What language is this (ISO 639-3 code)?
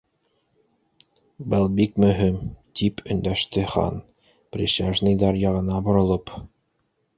bak